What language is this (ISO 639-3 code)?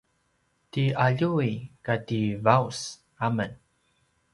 pwn